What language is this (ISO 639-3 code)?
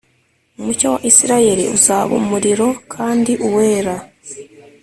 kin